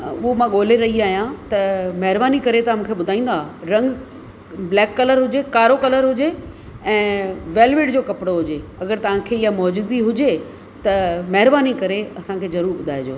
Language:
Sindhi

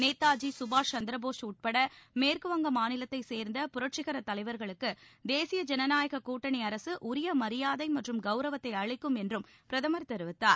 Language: Tamil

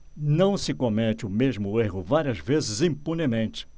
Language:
Portuguese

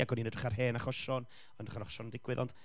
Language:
Welsh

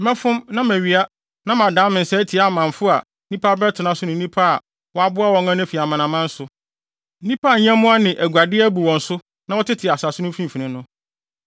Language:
Akan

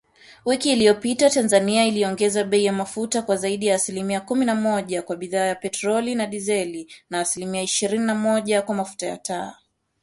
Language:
Swahili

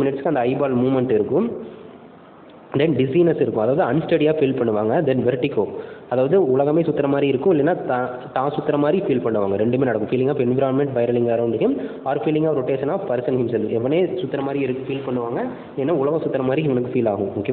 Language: Indonesian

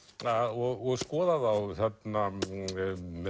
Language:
Icelandic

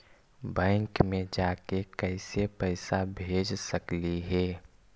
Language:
Magahi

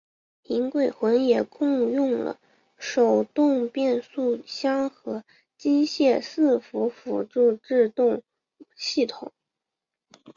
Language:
Chinese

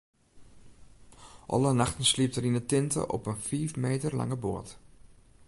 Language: Western Frisian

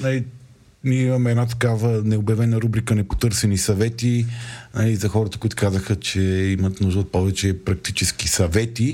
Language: Bulgarian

